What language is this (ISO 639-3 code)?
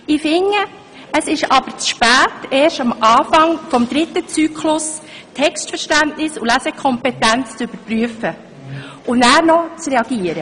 gsw